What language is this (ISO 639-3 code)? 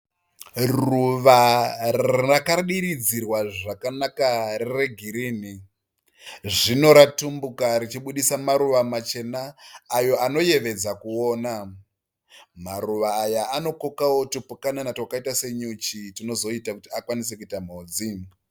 sna